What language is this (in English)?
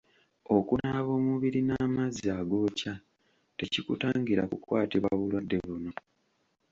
Ganda